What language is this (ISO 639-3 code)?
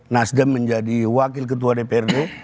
ind